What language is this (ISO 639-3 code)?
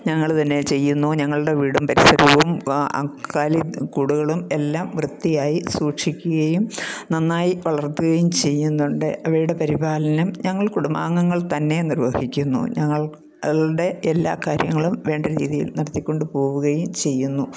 mal